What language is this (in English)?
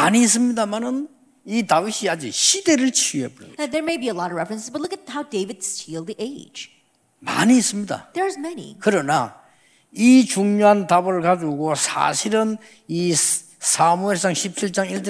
Korean